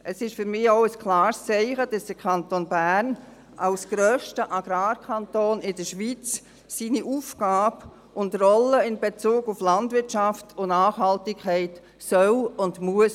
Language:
Swiss German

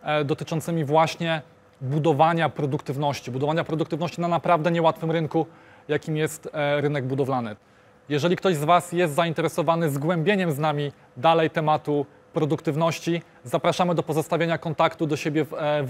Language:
Polish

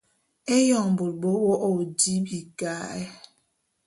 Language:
Bulu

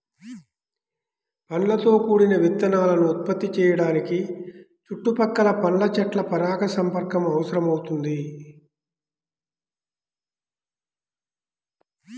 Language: Telugu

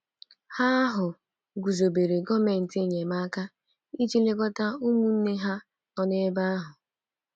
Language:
Igbo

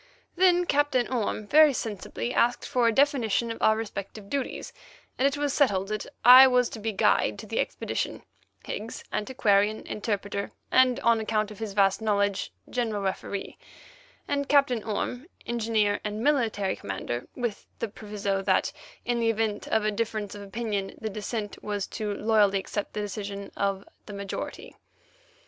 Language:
English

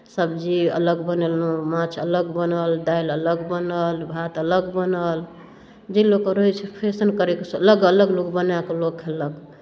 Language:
Maithili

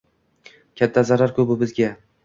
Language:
Uzbek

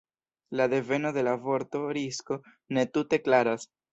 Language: Esperanto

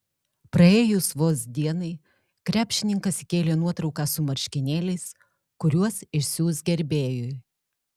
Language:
Lithuanian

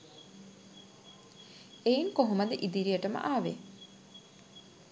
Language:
Sinhala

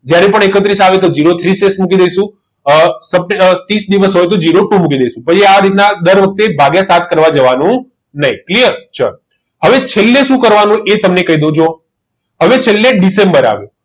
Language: Gujarati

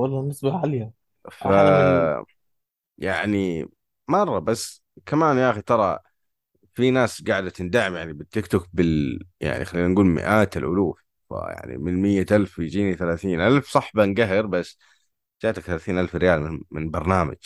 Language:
Arabic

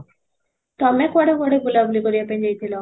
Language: Odia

